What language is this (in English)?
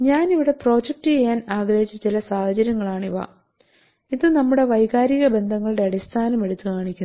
Malayalam